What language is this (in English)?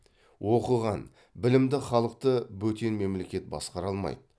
Kazakh